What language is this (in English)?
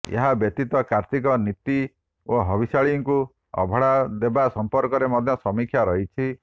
Odia